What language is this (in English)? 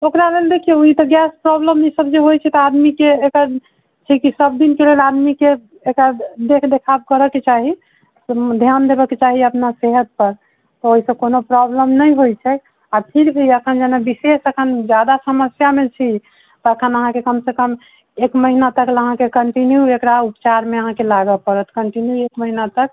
Maithili